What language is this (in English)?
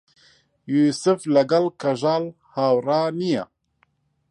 Central Kurdish